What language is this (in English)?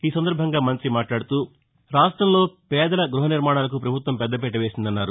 Telugu